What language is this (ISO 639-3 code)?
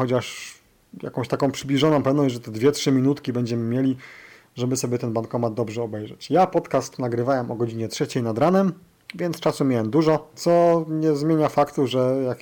pol